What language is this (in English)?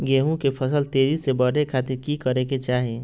Magahi